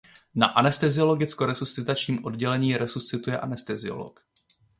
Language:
Czech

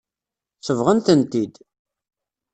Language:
Kabyle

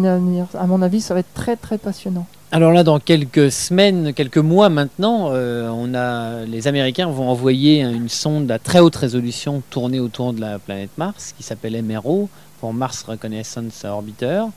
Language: French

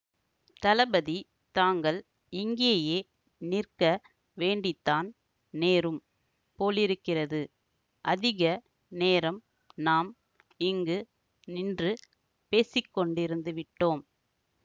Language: Tamil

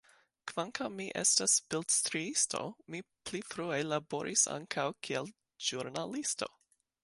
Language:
Esperanto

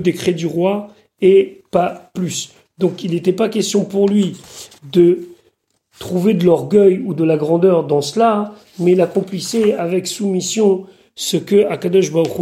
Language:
French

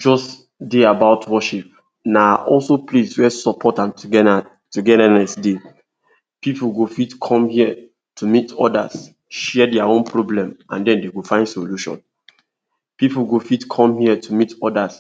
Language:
Nigerian Pidgin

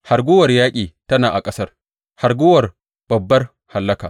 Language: Hausa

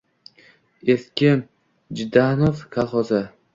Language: Uzbek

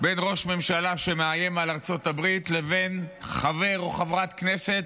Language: Hebrew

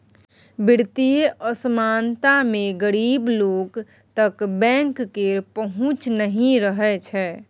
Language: Maithili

